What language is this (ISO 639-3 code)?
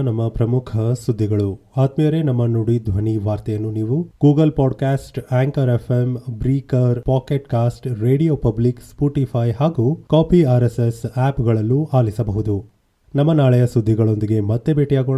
kan